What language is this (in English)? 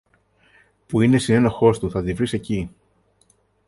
Greek